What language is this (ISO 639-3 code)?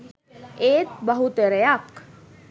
sin